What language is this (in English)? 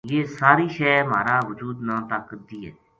Gujari